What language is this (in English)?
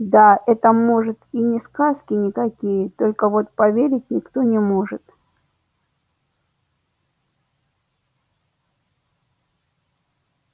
Russian